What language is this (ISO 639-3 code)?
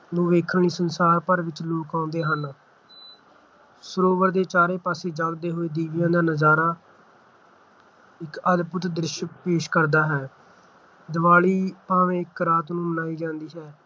pan